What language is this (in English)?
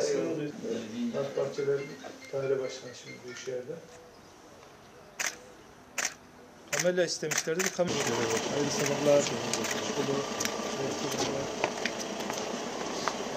Turkish